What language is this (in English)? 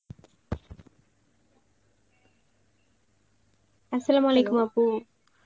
Bangla